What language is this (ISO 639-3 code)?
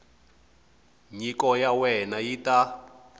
tso